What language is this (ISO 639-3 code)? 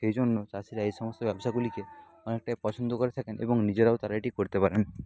ben